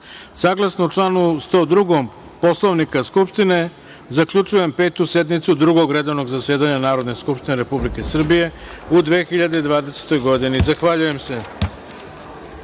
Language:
Serbian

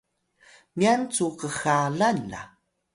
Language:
Atayal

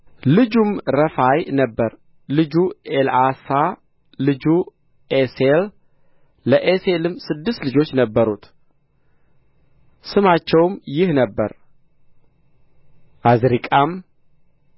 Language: Amharic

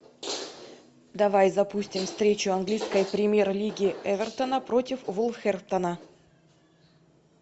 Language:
Russian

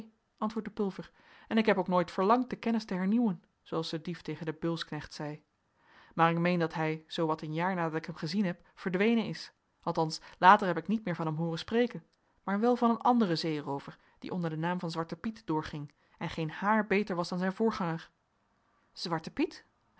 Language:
Dutch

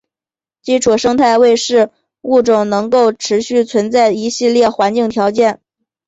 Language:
Chinese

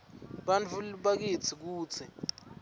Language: Swati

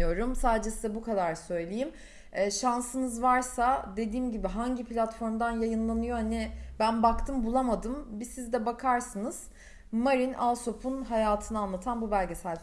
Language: Turkish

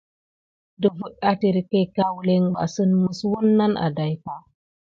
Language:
Gidar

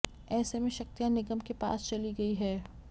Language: Hindi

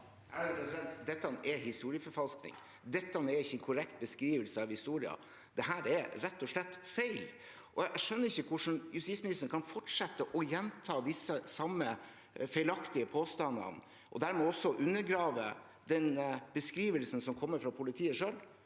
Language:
Norwegian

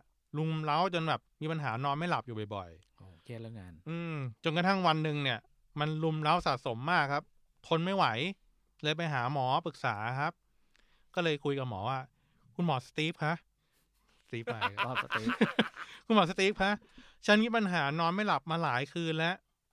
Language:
Thai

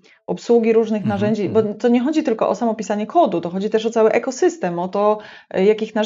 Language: Polish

